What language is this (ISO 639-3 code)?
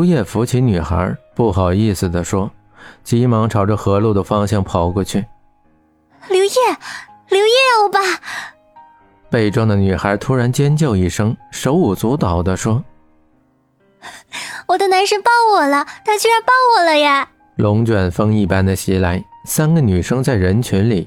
zho